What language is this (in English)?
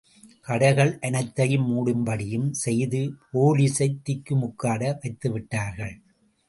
Tamil